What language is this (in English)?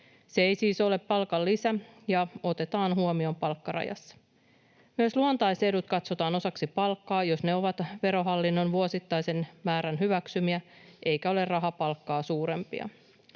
Finnish